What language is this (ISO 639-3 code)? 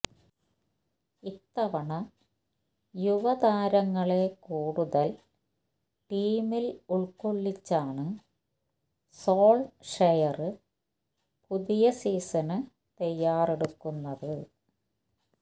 mal